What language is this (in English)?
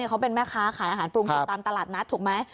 Thai